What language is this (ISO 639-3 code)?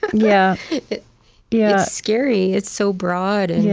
eng